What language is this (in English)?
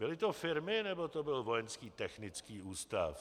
Czech